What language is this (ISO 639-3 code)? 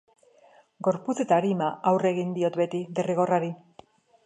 eus